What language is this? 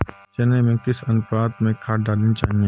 Hindi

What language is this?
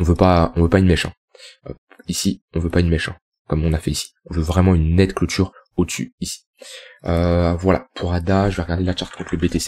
French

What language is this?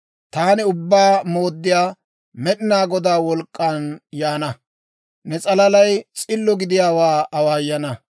Dawro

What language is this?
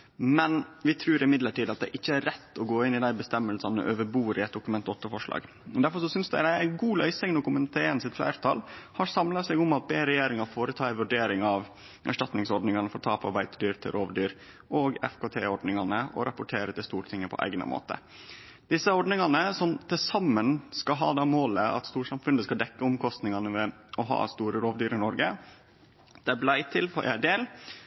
Norwegian Nynorsk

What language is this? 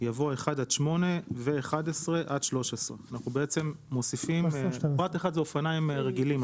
Hebrew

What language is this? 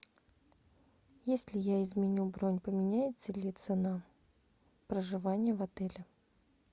Russian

